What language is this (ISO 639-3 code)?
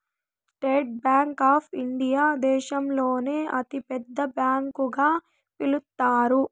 tel